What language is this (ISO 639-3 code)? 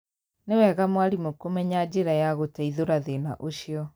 kik